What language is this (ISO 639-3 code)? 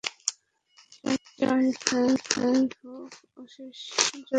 ben